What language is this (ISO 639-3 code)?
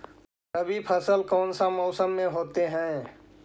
mag